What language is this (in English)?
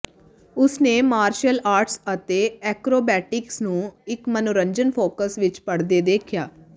Punjabi